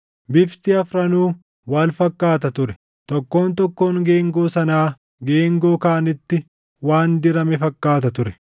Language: Oromo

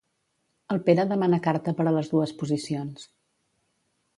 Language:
Catalan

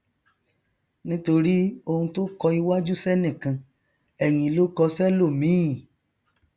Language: Yoruba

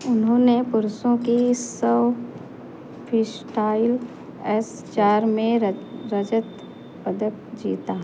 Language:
Hindi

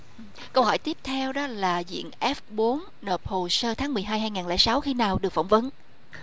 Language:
Vietnamese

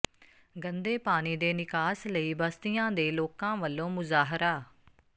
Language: Punjabi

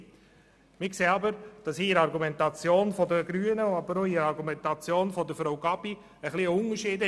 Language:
Swiss German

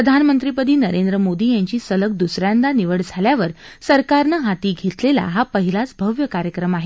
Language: Marathi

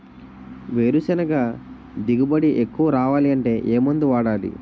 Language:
Telugu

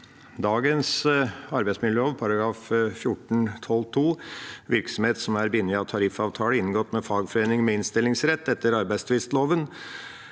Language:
Norwegian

